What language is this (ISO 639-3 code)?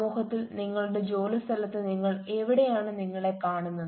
mal